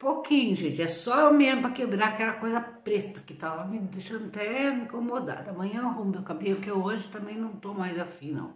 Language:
Portuguese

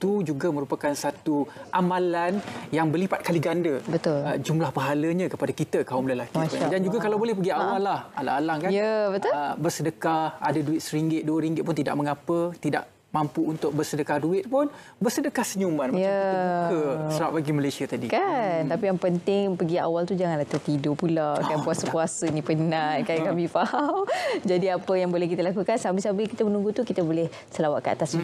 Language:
Malay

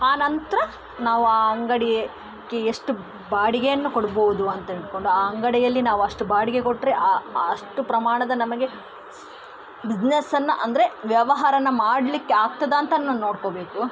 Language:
Kannada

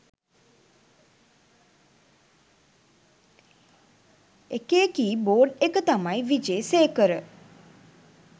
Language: Sinhala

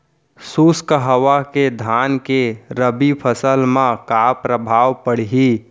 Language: Chhattisgarhi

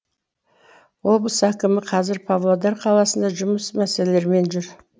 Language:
Kazakh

